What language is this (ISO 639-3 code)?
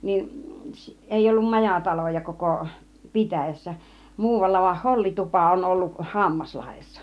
fin